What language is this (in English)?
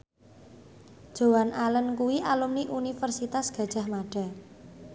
Javanese